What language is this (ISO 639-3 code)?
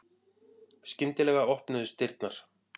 isl